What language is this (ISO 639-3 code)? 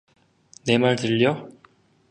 kor